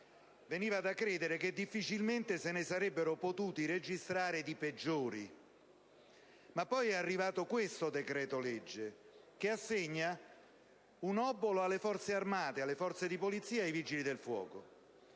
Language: Italian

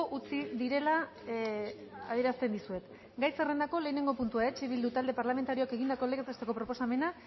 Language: Basque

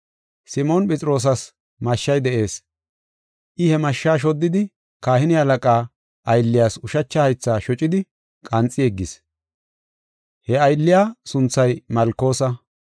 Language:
Gofa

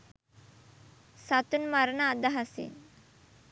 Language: Sinhala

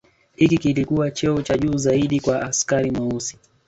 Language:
Swahili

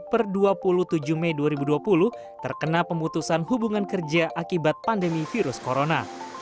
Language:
Indonesian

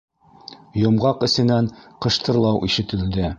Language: Bashkir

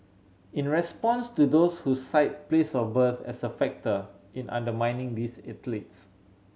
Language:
English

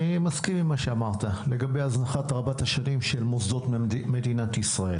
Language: Hebrew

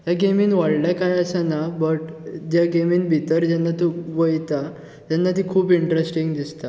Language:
Konkani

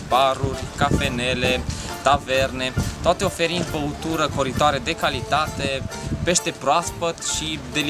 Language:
Romanian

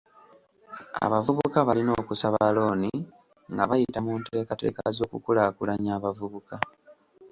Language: Ganda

